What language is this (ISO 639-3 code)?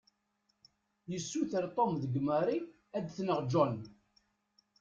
kab